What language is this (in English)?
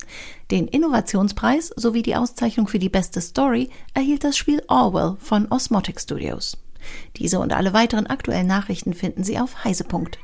German